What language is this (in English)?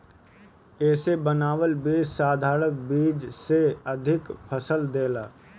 Bhojpuri